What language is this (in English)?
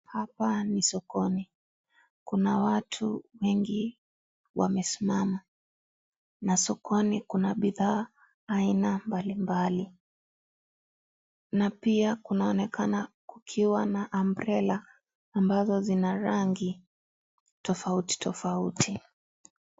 Swahili